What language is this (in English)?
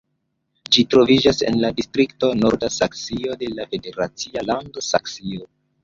Esperanto